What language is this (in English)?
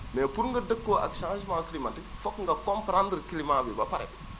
Wolof